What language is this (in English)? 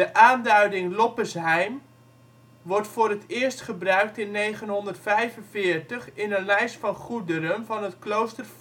Dutch